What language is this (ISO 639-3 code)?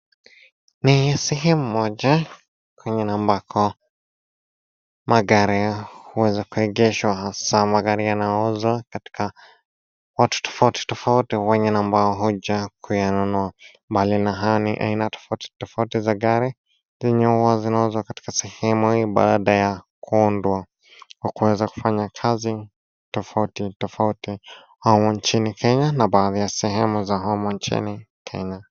swa